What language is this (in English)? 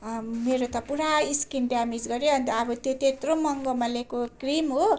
Nepali